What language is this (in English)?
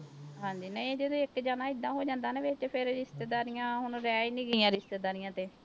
Punjabi